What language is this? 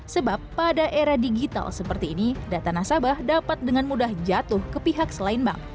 Indonesian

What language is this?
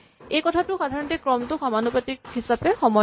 Assamese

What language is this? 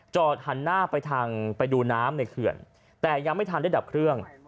Thai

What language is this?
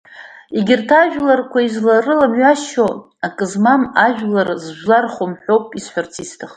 Abkhazian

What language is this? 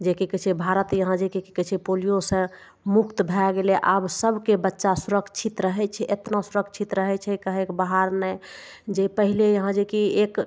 Maithili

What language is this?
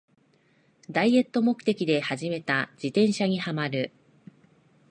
Japanese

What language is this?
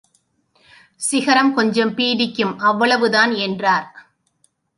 Tamil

